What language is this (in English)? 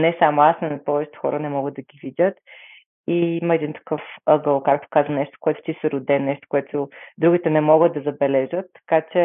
Bulgarian